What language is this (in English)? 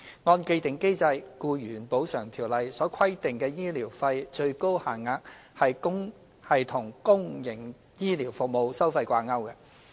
Cantonese